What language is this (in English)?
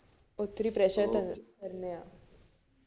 Malayalam